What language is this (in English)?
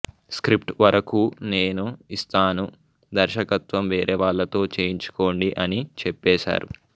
Telugu